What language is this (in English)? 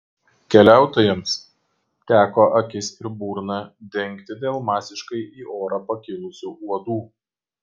Lithuanian